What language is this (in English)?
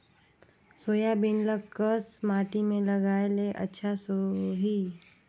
Chhattisgarhi